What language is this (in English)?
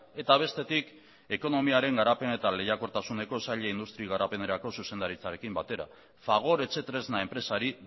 Basque